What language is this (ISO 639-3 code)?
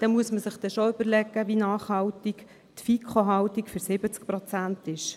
gsw